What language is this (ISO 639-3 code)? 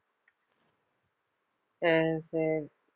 tam